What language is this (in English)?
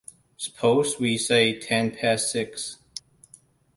English